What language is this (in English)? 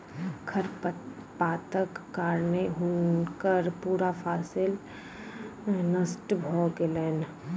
Maithili